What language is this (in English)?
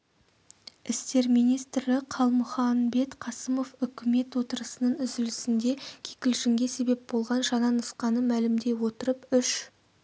Kazakh